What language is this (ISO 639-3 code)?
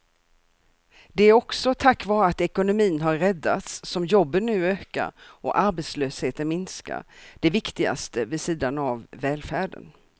swe